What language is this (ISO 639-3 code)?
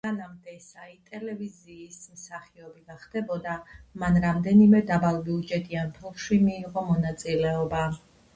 kat